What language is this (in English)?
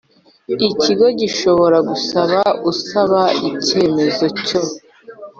Kinyarwanda